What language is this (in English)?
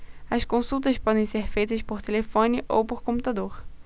Portuguese